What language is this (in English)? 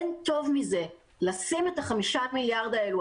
Hebrew